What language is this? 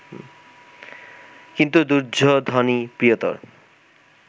Bangla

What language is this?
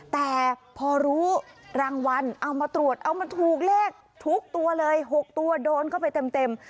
Thai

